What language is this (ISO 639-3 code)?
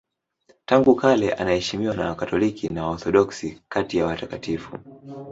swa